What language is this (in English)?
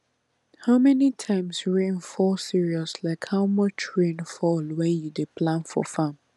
Nigerian Pidgin